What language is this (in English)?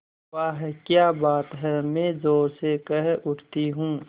Hindi